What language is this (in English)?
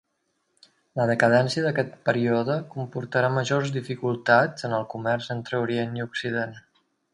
Catalan